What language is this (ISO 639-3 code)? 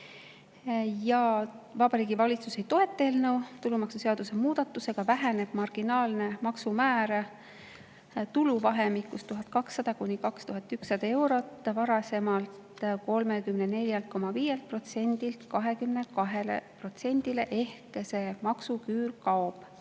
est